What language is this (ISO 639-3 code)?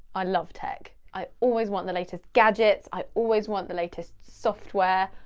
eng